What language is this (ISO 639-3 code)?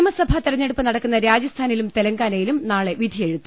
mal